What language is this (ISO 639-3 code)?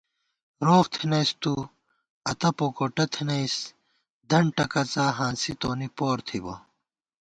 gwt